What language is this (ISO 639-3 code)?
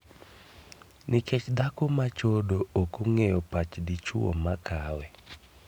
luo